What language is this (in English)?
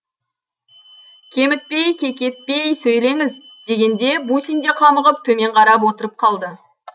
Kazakh